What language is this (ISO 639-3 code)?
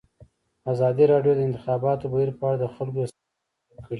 pus